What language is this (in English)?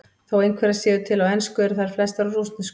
Icelandic